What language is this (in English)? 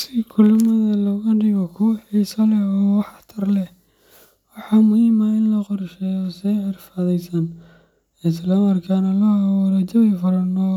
Somali